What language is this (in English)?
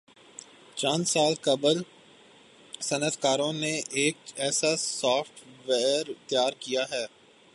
Urdu